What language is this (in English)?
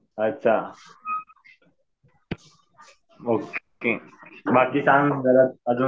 Marathi